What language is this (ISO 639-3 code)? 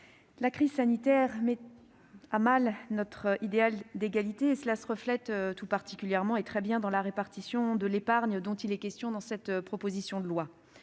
fra